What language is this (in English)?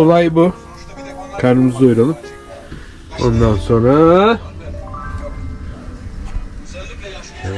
Turkish